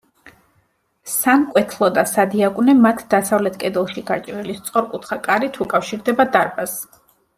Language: Georgian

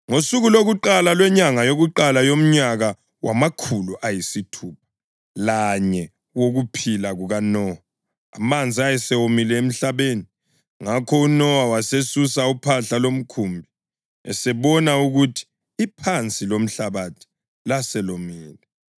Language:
North Ndebele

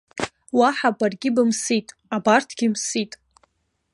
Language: Abkhazian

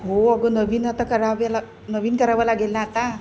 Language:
Marathi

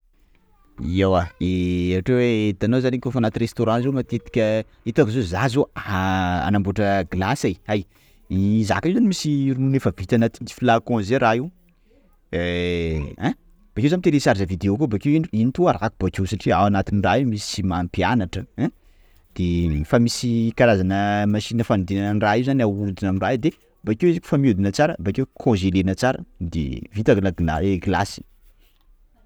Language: Sakalava Malagasy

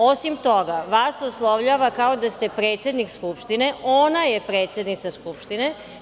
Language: Serbian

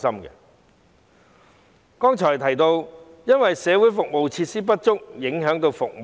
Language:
Cantonese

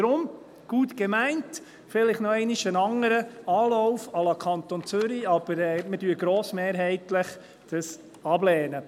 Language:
Swiss German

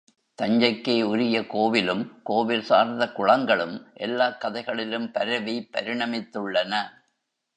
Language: Tamil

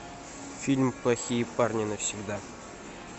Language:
Russian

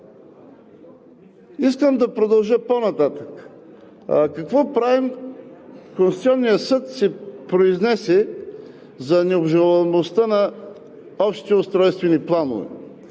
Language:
Bulgarian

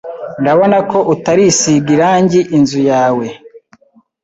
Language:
Kinyarwanda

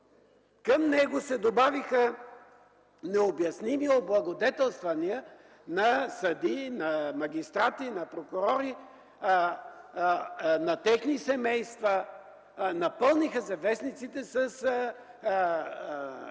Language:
Bulgarian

